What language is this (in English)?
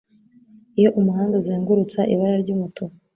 Kinyarwanda